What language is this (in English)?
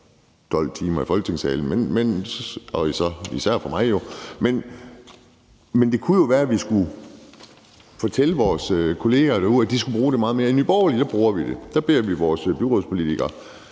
Danish